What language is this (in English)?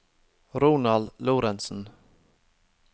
Norwegian